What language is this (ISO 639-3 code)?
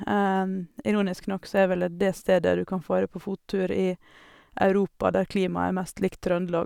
nor